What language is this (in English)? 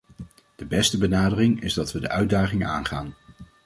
Dutch